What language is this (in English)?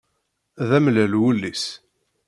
Kabyle